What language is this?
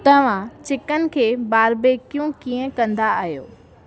Sindhi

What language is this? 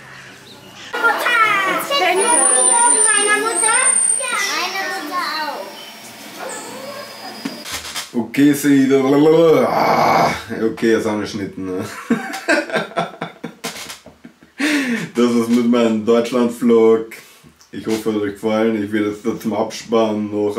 German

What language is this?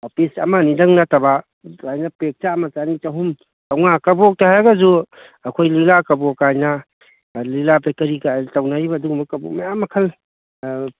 Manipuri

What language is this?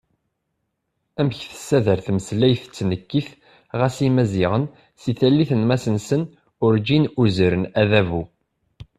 Kabyle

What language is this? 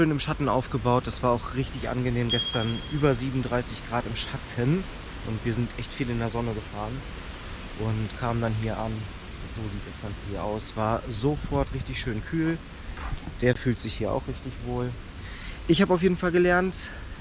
German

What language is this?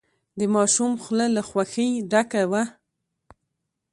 Pashto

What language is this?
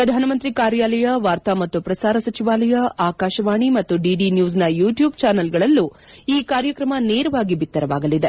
Kannada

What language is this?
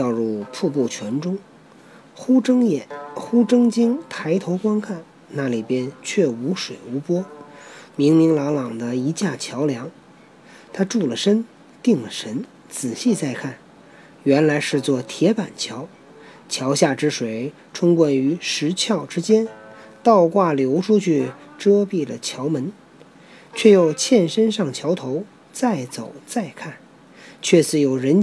Chinese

